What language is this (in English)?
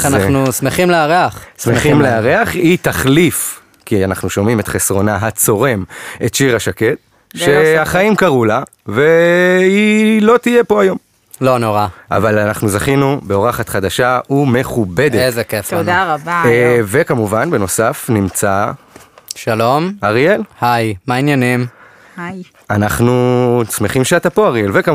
Hebrew